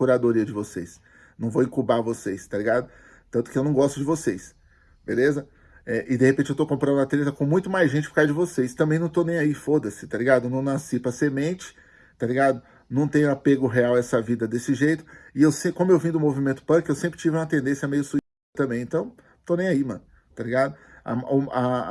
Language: Portuguese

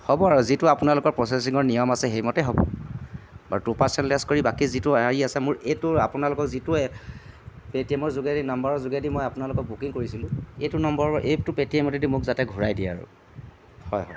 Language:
Assamese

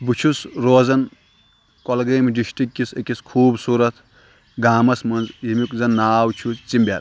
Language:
Kashmiri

